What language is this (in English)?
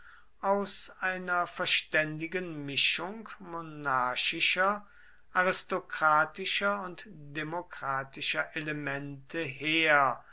German